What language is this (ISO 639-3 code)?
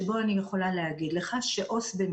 heb